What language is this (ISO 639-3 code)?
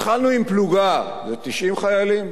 heb